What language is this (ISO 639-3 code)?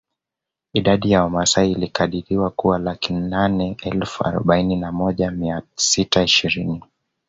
swa